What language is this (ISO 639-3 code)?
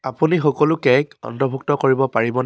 asm